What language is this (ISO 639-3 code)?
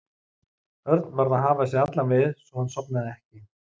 isl